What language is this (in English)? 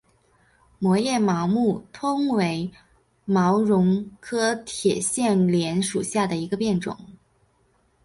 Chinese